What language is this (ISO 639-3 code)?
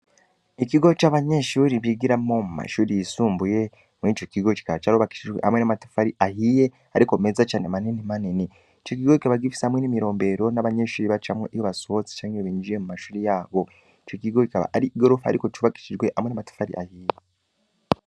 run